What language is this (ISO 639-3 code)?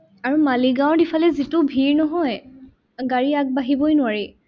asm